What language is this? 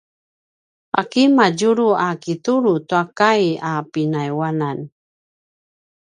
Paiwan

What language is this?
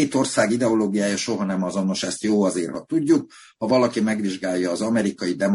Hungarian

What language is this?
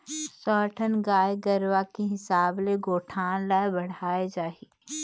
Chhattisgarhi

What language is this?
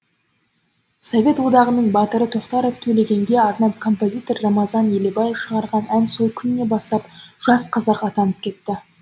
Kazakh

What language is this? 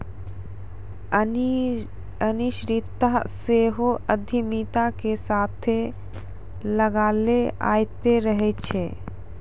Maithili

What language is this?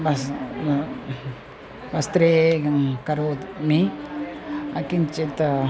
Sanskrit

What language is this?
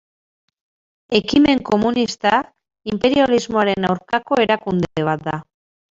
Basque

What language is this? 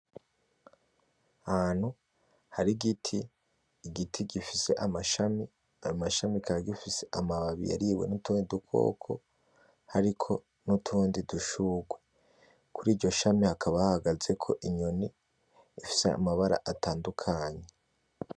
Rundi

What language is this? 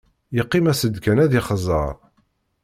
Kabyle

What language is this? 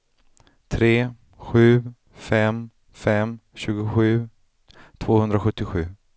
Swedish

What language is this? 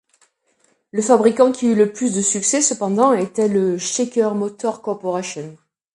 French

